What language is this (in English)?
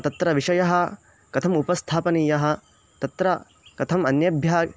Sanskrit